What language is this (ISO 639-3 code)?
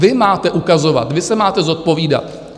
ces